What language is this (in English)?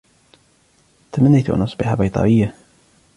Arabic